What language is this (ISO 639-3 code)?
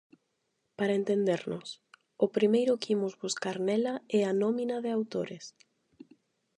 glg